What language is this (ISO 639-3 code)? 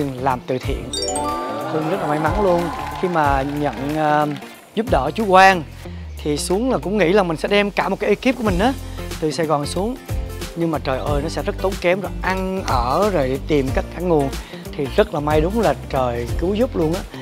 vie